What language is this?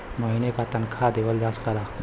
Bhojpuri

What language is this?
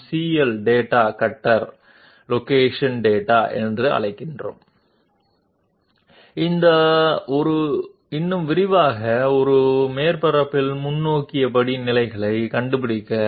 Telugu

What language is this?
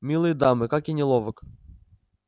Russian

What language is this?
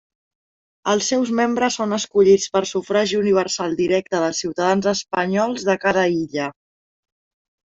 Catalan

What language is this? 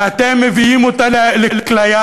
Hebrew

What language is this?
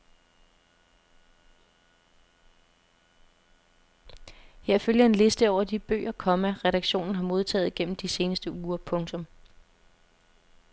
Danish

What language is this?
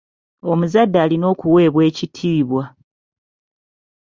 Ganda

